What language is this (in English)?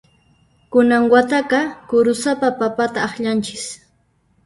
Puno Quechua